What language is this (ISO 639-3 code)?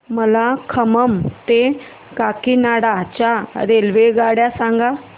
mar